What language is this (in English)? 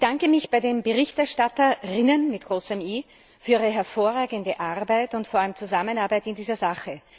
German